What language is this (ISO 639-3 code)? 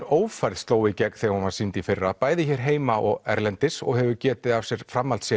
isl